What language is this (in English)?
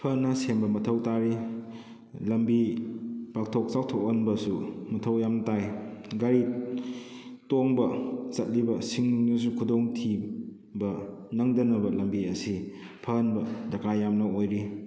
Manipuri